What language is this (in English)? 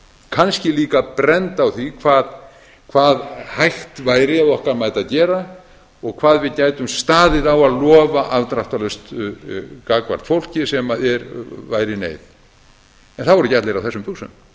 Icelandic